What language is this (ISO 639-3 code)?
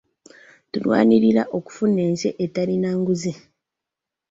lug